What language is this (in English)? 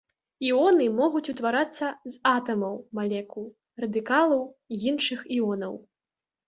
Belarusian